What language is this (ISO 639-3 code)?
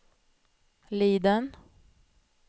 swe